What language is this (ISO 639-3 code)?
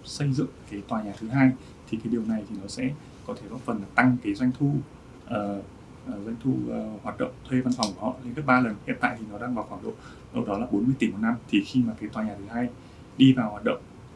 vie